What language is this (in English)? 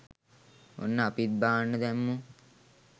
Sinhala